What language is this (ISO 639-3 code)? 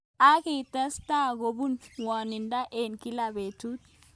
kln